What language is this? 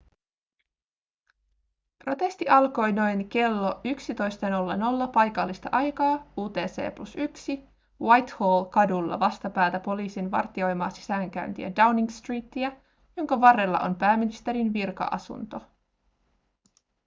Finnish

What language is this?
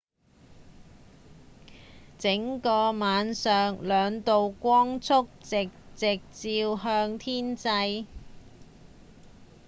Cantonese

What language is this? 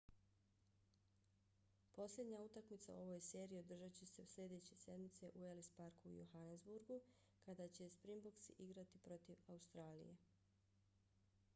Bosnian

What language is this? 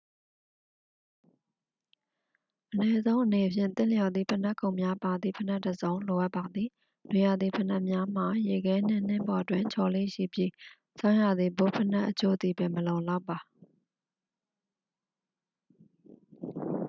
Burmese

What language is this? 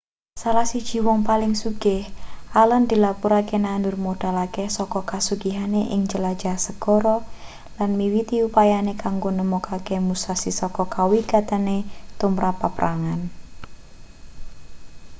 Javanese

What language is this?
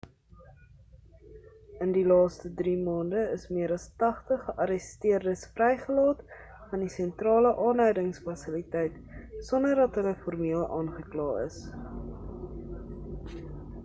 Afrikaans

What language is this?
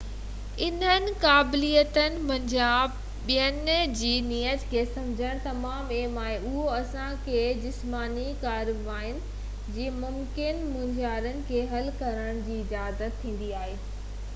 Sindhi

